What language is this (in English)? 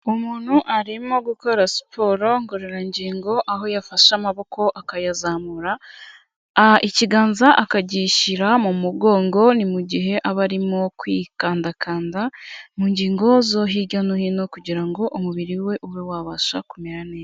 Kinyarwanda